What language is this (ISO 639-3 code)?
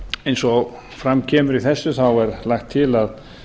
isl